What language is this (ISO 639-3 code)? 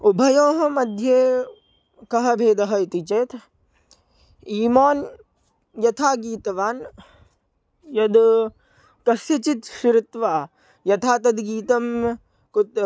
san